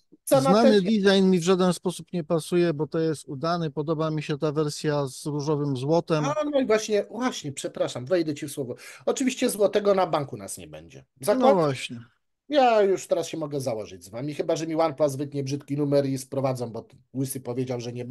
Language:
Polish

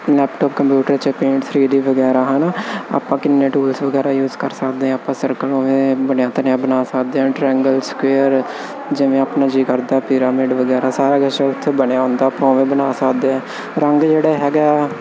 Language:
Punjabi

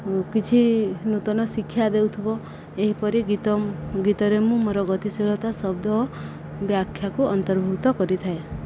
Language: Odia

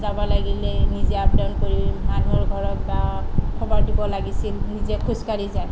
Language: Assamese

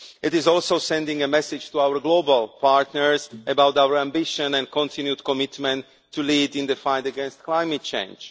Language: English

